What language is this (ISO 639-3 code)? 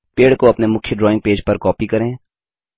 hin